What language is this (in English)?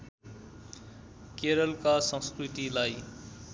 Nepali